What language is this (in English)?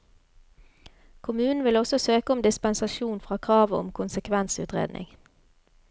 Norwegian